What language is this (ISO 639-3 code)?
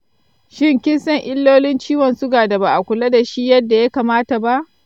hau